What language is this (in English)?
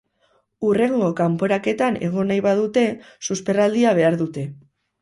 Basque